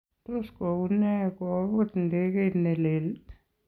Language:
Kalenjin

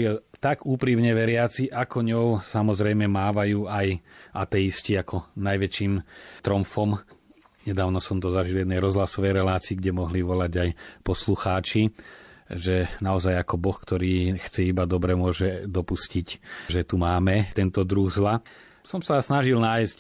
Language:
Slovak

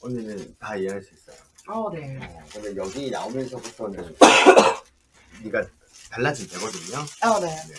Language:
Korean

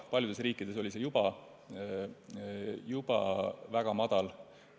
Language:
Estonian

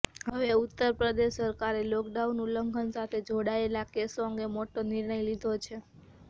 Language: Gujarati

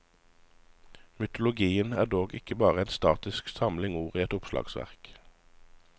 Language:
Norwegian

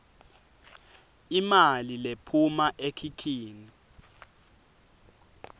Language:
Swati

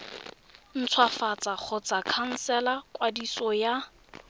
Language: Tswana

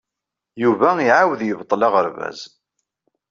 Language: Kabyle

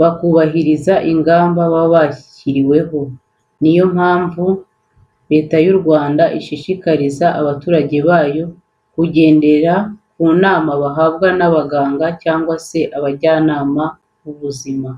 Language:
Kinyarwanda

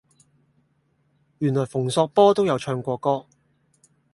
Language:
Cantonese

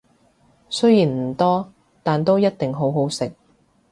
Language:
Cantonese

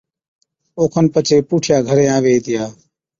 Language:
Od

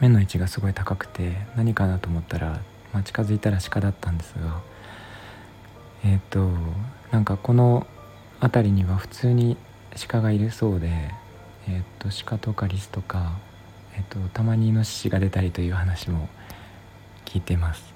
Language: Japanese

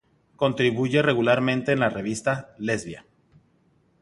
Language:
Spanish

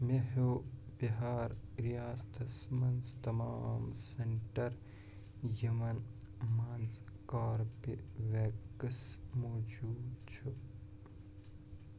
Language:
Kashmiri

